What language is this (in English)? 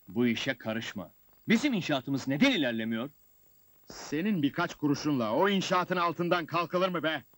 Turkish